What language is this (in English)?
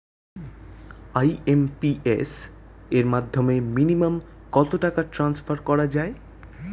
Bangla